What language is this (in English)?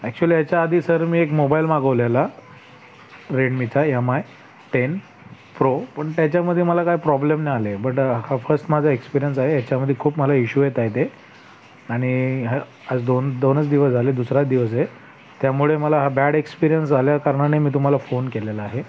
Marathi